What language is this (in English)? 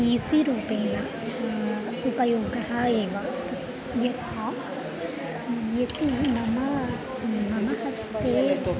Sanskrit